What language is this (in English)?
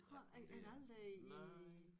Danish